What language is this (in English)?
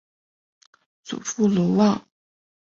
Chinese